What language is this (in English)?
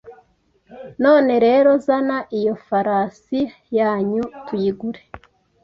Kinyarwanda